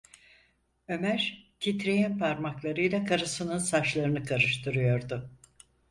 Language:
Turkish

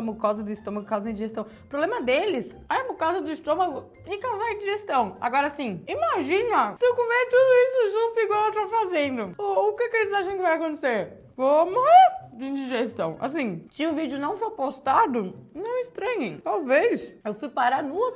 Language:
Portuguese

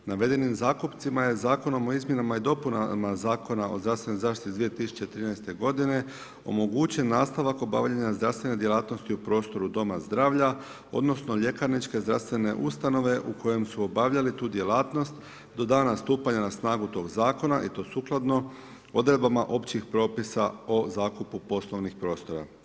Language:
Croatian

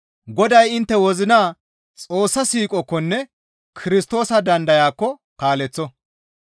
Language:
Gamo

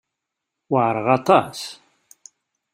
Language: Kabyle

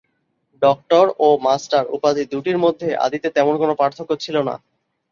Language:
Bangla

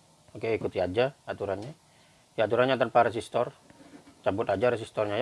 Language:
Indonesian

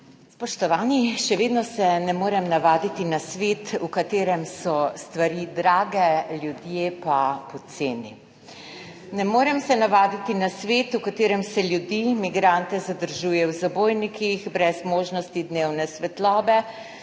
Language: Slovenian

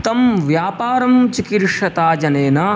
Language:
Sanskrit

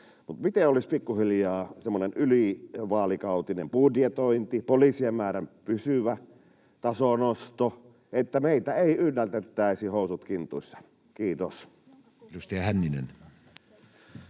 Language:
Finnish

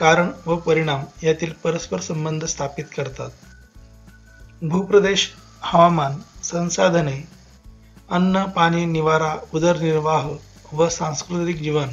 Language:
Hindi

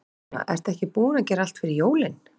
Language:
Icelandic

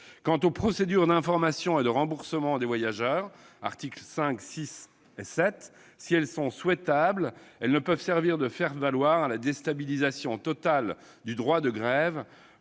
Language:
French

